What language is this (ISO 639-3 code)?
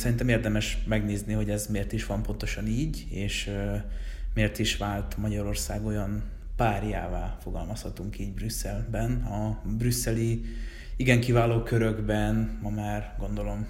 hun